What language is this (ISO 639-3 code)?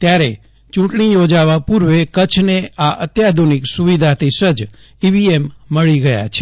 guj